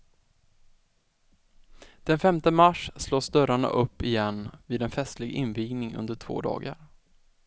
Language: Swedish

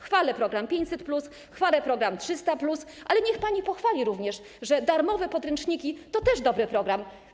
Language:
Polish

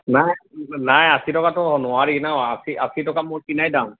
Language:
Assamese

